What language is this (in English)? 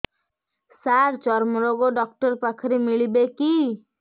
Odia